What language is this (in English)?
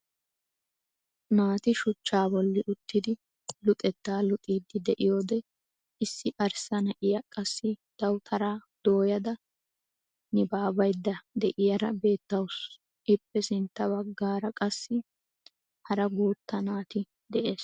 Wolaytta